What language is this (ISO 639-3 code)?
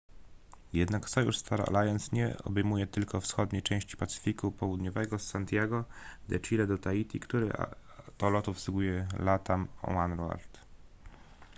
pol